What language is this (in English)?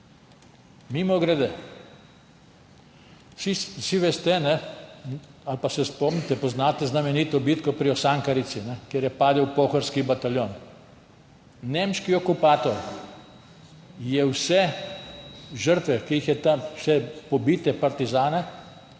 Slovenian